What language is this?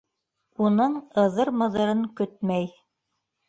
Bashkir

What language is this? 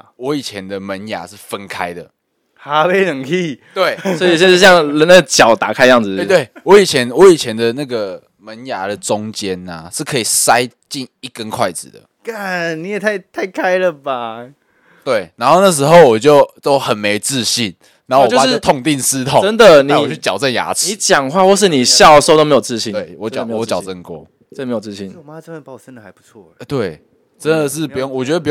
Chinese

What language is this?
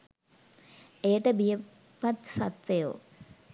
Sinhala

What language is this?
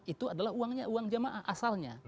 Indonesian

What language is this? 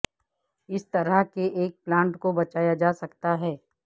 Urdu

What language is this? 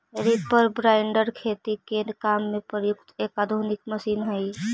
Magahi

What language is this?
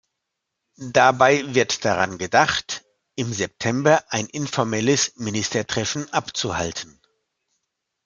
German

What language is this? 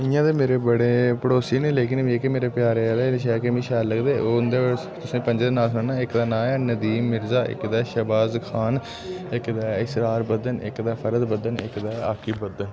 Dogri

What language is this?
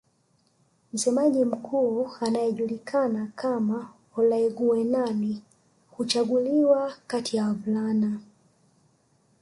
Swahili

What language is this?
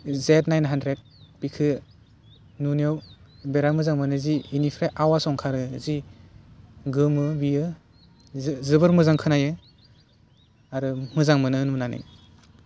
Bodo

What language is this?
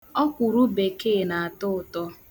Igbo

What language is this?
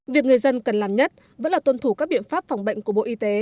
Vietnamese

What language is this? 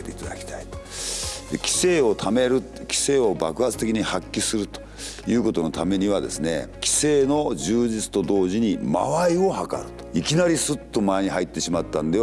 Japanese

